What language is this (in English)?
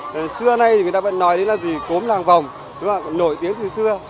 Vietnamese